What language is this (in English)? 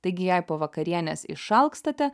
Lithuanian